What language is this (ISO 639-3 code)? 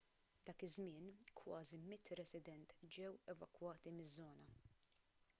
mlt